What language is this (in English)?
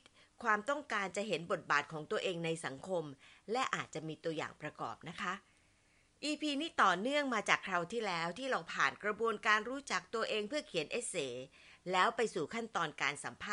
Thai